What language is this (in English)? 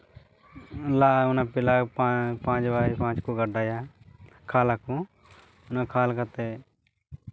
Santali